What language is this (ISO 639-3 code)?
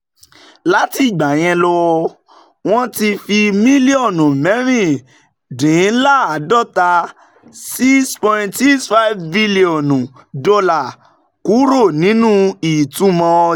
yor